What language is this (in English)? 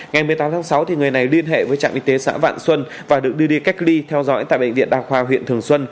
Vietnamese